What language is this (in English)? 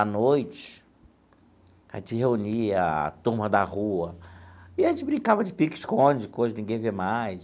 Portuguese